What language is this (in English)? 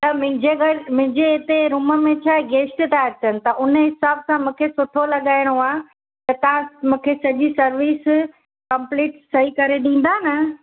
Sindhi